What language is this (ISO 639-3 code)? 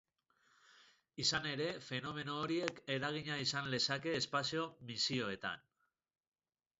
eus